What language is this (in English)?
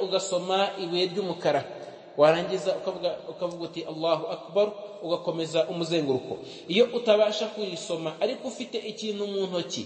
Arabic